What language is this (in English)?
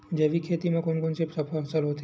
Chhattisgarhi